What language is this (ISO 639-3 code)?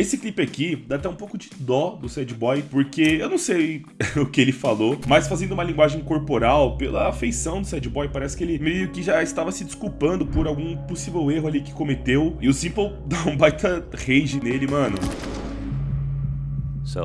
por